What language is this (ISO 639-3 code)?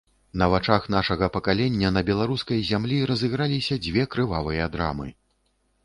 bel